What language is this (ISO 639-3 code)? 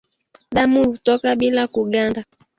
swa